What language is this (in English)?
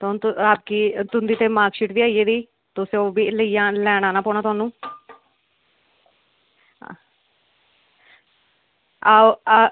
Dogri